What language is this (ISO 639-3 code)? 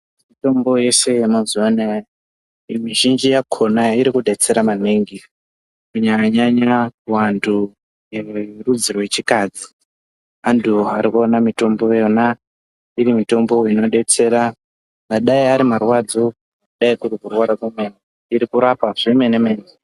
ndc